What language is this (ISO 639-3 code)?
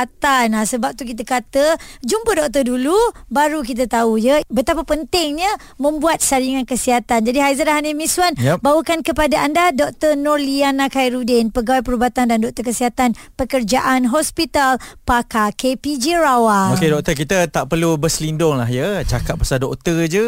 msa